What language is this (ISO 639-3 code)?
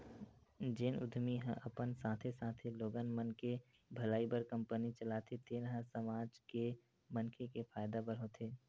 hne